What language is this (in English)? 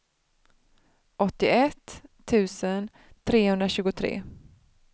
Swedish